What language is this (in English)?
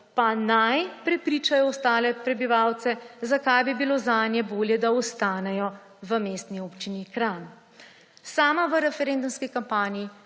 Slovenian